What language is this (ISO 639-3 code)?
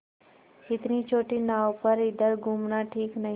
hin